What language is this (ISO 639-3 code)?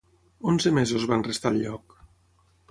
cat